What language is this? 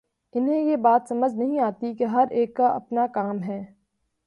Urdu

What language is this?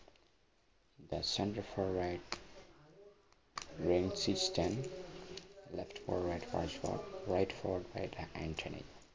Malayalam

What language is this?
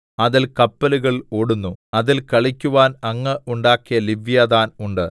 Malayalam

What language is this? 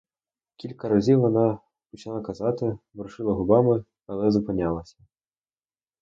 Ukrainian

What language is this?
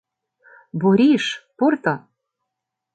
Mari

